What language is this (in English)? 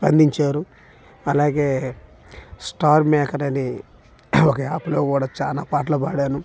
Telugu